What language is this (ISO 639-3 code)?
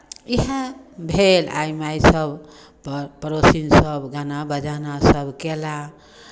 mai